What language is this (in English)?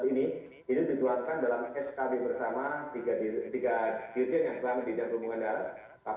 Indonesian